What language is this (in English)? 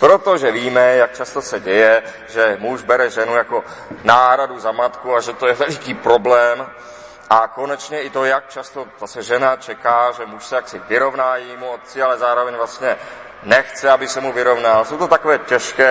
Czech